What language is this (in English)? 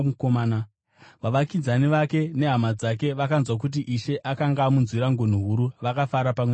Shona